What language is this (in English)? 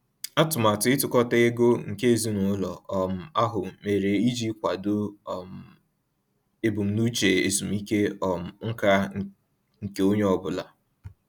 Igbo